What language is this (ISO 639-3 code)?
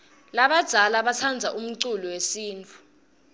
ssw